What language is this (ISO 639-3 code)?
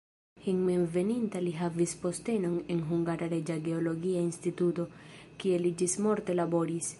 epo